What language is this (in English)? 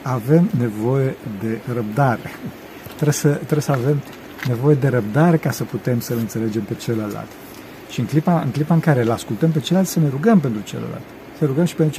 Romanian